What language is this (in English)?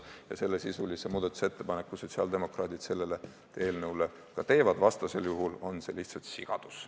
Estonian